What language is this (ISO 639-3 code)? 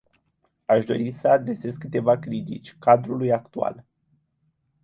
ron